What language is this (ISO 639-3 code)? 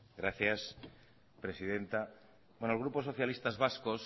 spa